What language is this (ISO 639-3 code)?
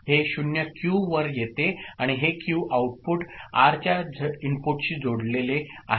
mar